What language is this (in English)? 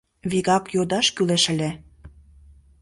Mari